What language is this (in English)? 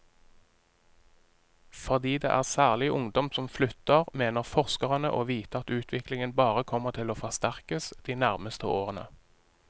Norwegian